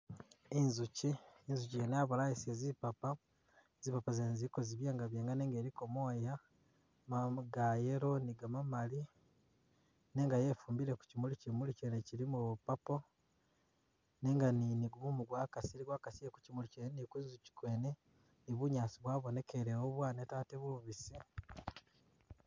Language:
Masaaba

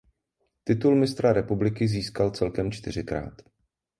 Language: Czech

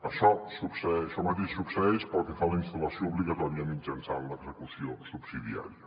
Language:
Catalan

